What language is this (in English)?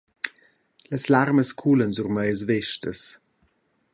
Romansh